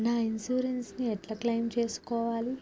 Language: Telugu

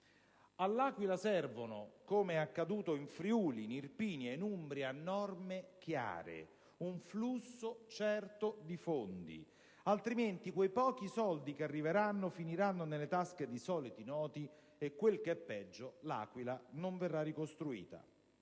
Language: Italian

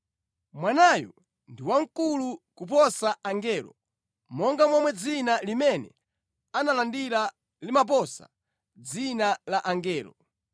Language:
Nyanja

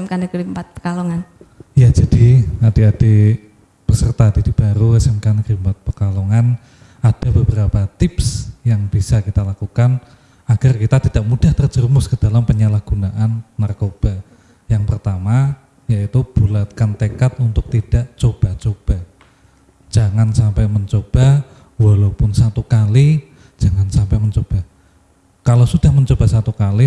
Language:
Indonesian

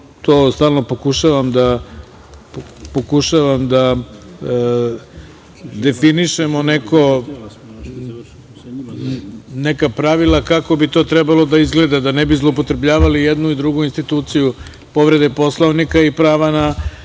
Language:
Serbian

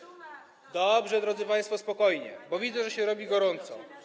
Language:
Polish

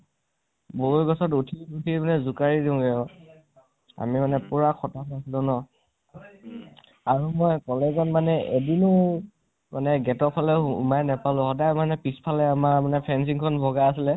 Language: Assamese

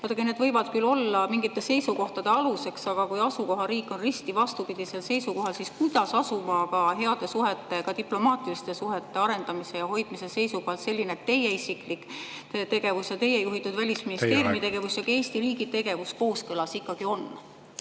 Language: Estonian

